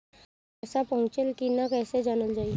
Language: Bhojpuri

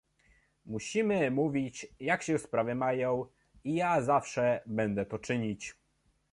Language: Polish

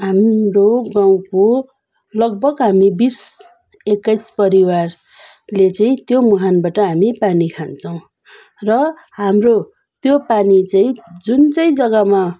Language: Nepali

